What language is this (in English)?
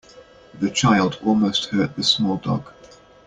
English